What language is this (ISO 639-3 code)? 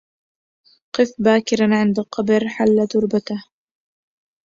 ara